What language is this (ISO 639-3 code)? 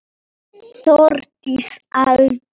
isl